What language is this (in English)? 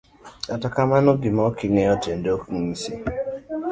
Luo (Kenya and Tanzania)